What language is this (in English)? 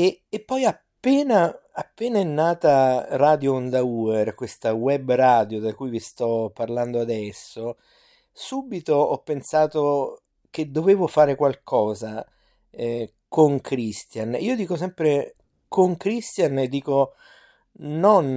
Italian